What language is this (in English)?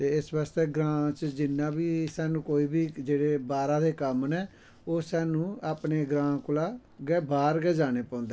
Dogri